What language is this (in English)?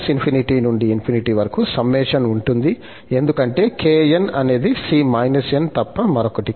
Telugu